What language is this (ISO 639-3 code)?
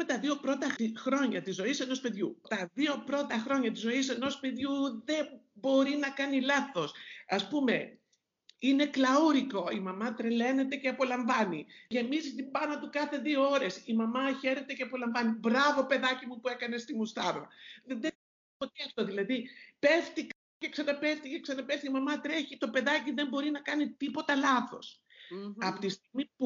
ell